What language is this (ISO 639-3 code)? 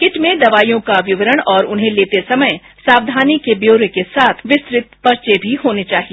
hin